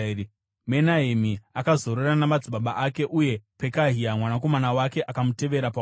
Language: Shona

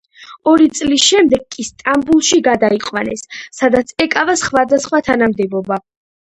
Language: Georgian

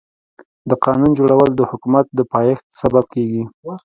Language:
Pashto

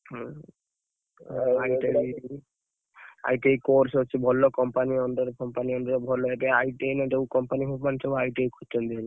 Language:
Odia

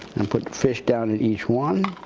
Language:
English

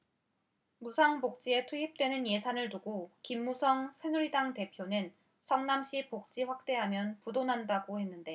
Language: Korean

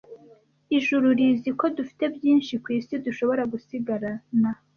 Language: Kinyarwanda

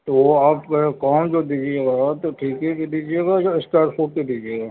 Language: Urdu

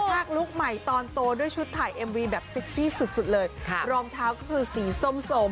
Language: Thai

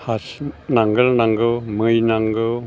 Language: Bodo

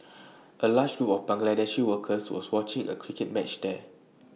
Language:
English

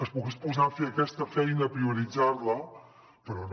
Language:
Catalan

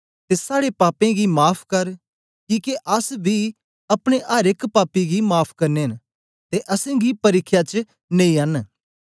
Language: Dogri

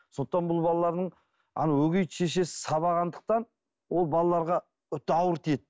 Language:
Kazakh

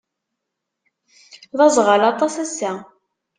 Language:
Kabyle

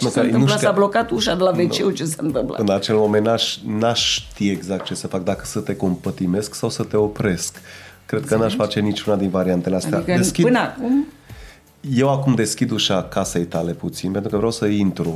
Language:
Romanian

